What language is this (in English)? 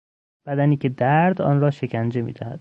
Persian